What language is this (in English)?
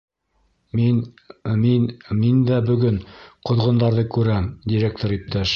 Bashkir